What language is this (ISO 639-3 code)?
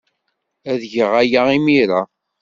kab